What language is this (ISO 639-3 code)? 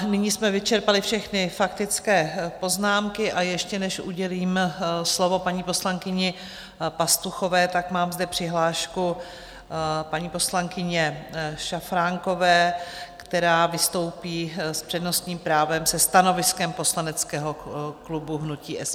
ces